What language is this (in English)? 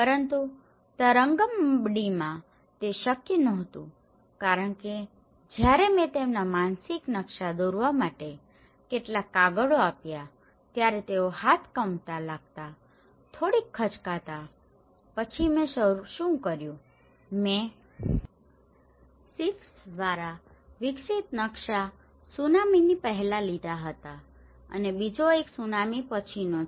Gujarati